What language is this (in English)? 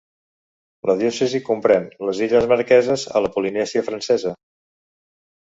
Catalan